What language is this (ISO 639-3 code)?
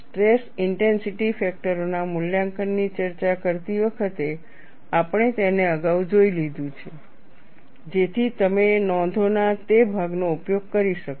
guj